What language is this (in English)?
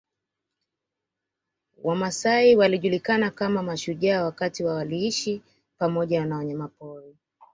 Swahili